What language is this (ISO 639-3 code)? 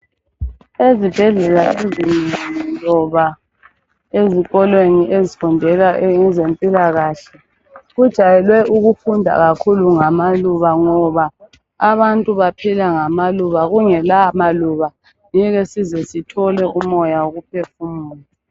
nde